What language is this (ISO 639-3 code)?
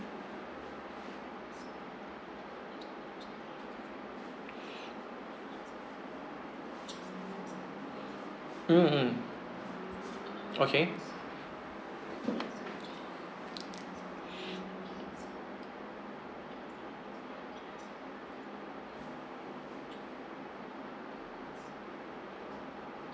eng